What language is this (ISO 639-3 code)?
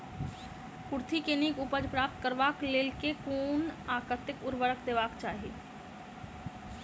mai